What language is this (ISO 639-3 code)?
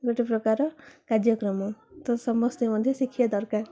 ori